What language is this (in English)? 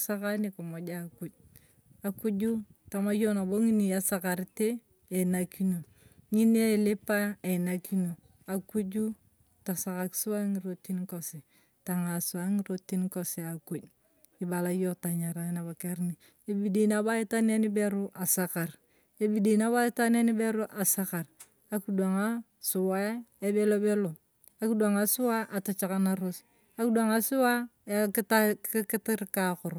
Turkana